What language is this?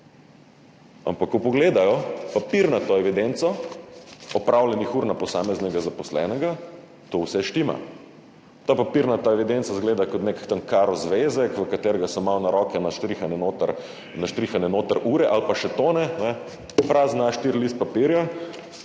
Slovenian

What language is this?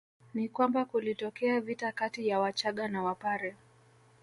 Swahili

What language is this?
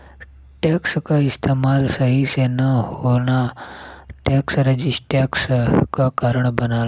Bhojpuri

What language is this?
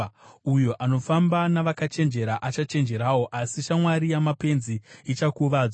Shona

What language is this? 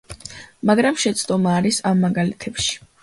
Georgian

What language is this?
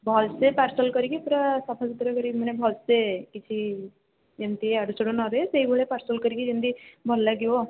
Odia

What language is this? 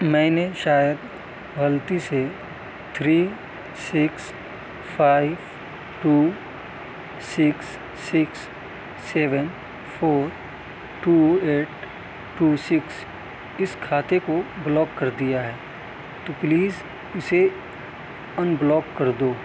Urdu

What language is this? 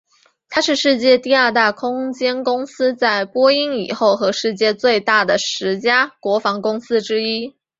Chinese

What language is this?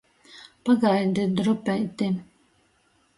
Latgalian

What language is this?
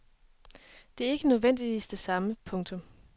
Danish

